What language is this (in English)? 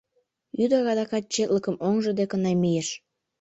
Mari